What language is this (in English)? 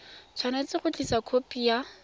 Tswana